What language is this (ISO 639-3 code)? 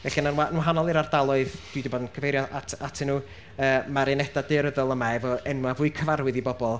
cym